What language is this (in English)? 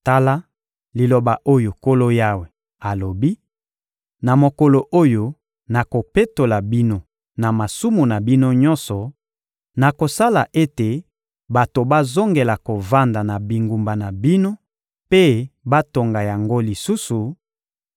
Lingala